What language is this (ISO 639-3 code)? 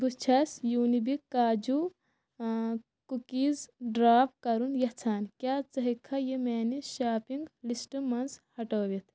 kas